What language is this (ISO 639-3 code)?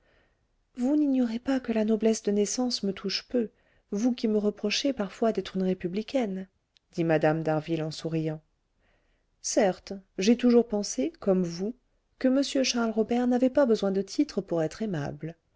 fra